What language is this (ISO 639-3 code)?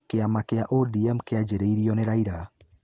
kik